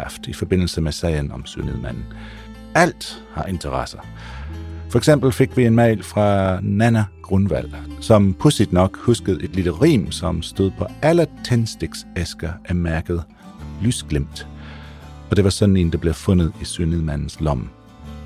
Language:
Danish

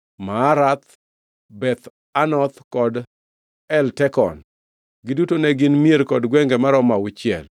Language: Luo (Kenya and Tanzania)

